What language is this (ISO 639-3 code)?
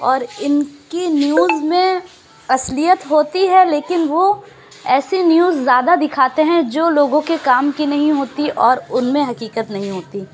urd